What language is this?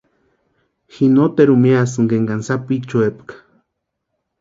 Western Highland Purepecha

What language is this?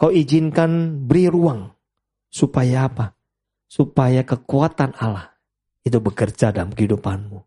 Indonesian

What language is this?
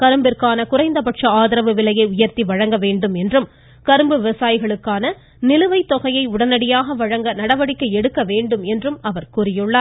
Tamil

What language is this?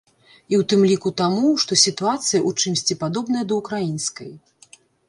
Belarusian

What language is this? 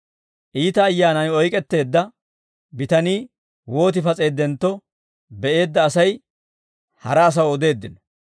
Dawro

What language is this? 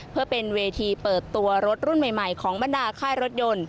Thai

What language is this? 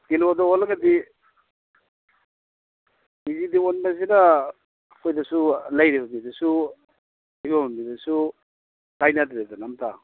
Manipuri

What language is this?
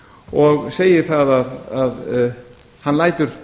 Icelandic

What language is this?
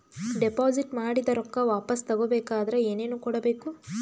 Kannada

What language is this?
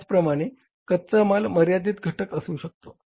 Marathi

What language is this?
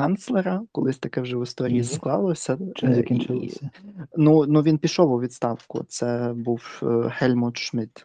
Ukrainian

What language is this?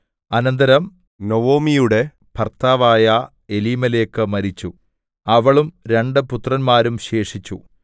Malayalam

